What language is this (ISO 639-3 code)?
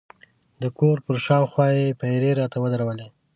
pus